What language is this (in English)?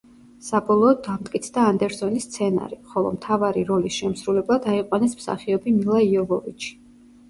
Georgian